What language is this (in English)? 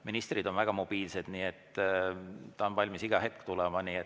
Estonian